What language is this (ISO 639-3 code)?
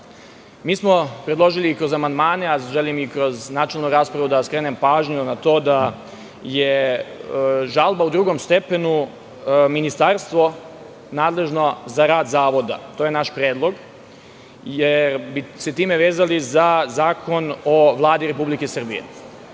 srp